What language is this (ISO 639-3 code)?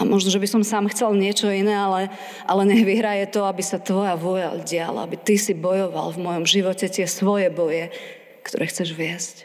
slk